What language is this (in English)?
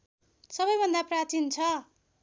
Nepali